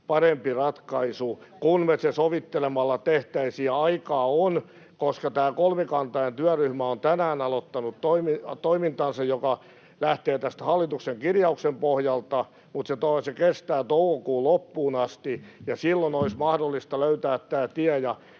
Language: Finnish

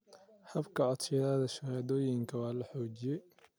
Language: Somali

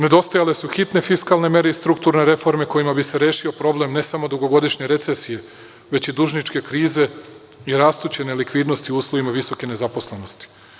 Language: Serbian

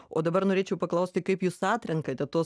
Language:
Lithuanian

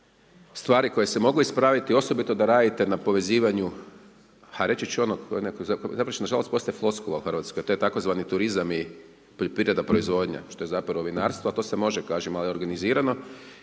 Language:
Croatian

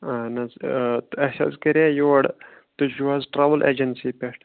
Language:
Kashmiri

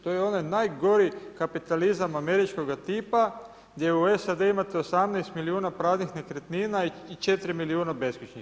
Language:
Croatian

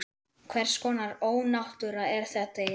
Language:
Icelandic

